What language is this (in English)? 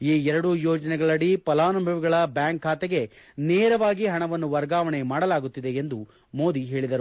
Kannada